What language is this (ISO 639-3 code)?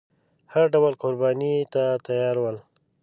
pus